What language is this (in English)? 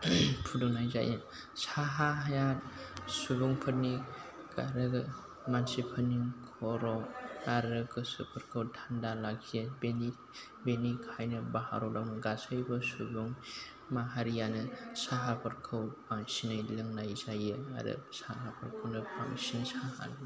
Bodo